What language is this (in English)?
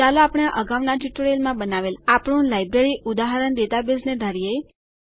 Gujarati